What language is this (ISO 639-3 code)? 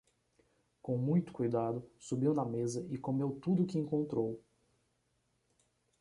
por